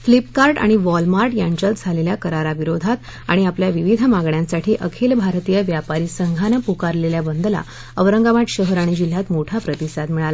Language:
Marathi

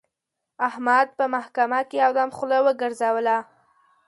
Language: Pashto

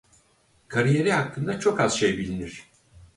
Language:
Turkish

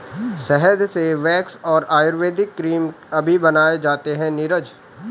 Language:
Hindi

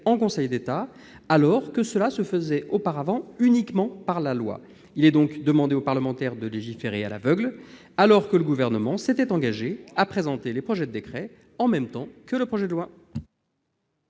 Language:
French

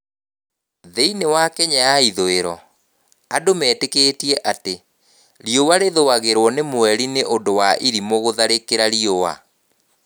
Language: Kikuyu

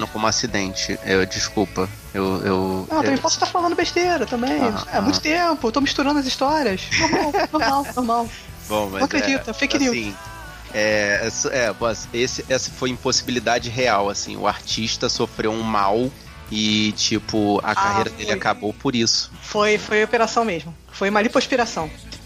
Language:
Portuguese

